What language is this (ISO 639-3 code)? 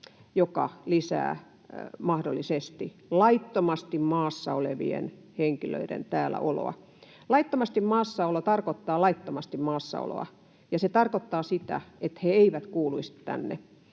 fin